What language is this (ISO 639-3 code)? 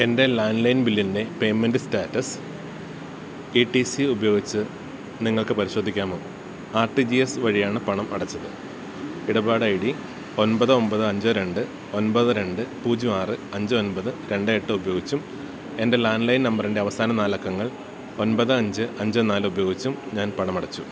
mal